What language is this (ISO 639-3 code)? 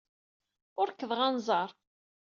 kab